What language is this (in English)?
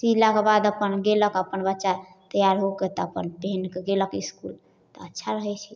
Maithili